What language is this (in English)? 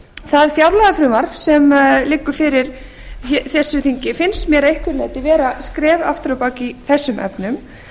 Icelandic